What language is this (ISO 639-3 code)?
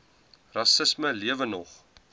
afr